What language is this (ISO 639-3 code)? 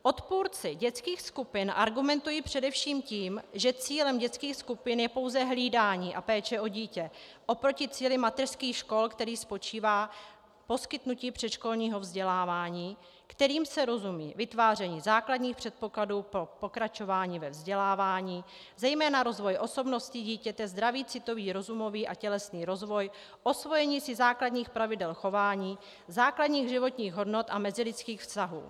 ces